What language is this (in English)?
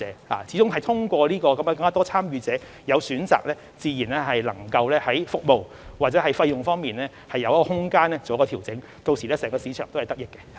Cantonese